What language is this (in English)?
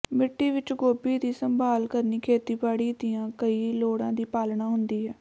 Punjabi